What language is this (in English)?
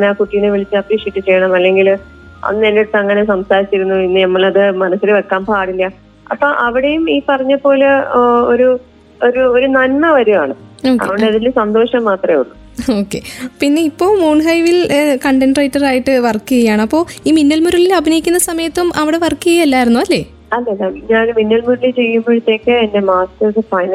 Malayalam